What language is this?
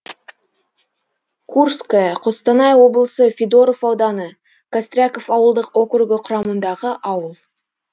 Kazakh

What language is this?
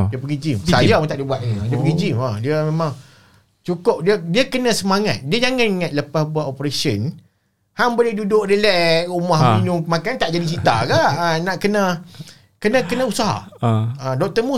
Malay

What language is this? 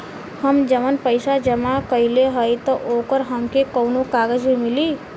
Bhojpuri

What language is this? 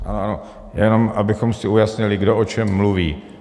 Czech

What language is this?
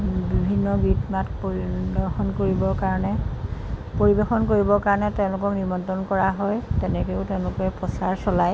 Assamese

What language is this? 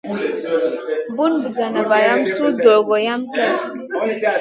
Masana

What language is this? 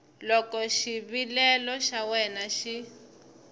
Tsonga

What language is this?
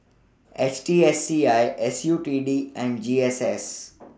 English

